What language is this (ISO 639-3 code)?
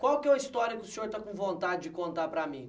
por